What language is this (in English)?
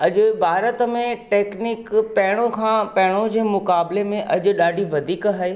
Sindhi